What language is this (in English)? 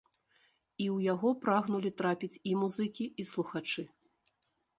Belarusian